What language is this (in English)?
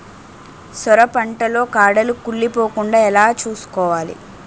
Telugu